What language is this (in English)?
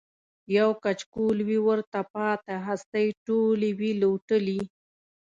Pashto